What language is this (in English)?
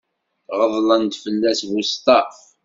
Kabyle